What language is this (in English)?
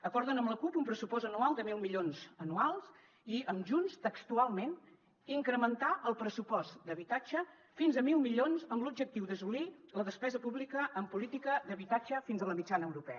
Catalan